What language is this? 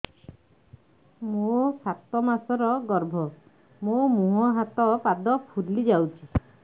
Odia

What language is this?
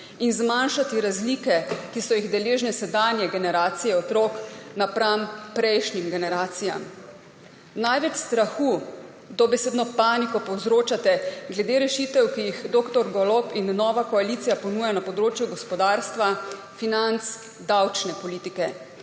Slovenian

